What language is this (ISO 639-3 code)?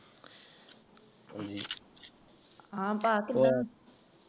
pan